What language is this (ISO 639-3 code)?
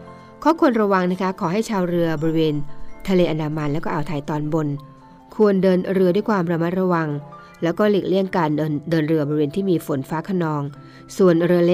tha